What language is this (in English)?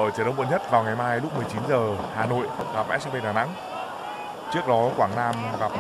Vietnamese